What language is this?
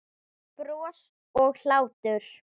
Icelandic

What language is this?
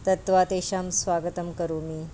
Sanskrit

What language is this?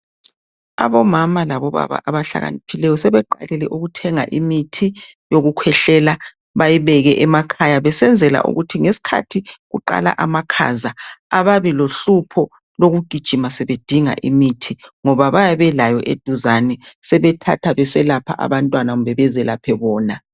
North Ndebele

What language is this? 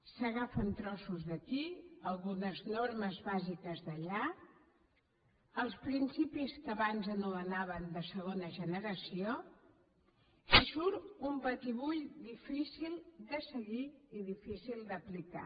Catalan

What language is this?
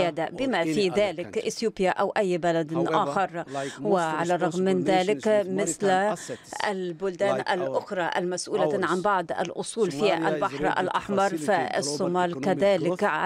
Arabic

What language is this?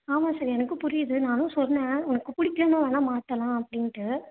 Tamil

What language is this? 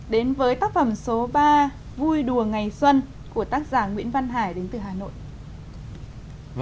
Vietnamese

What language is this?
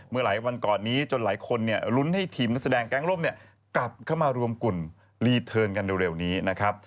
Thai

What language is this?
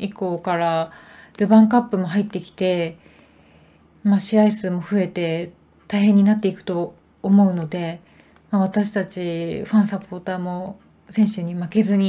Japanese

